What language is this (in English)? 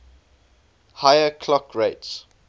English